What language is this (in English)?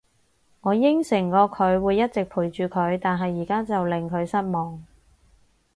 Cantonese